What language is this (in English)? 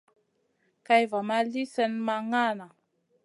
Masana